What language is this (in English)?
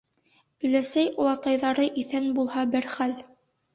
Bashkir